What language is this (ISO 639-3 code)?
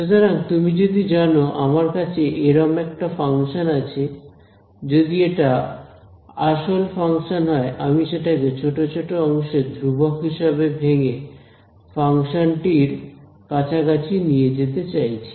ben